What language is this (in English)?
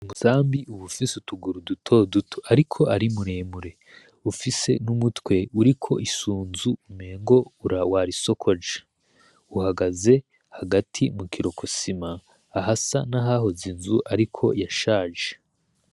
Rundi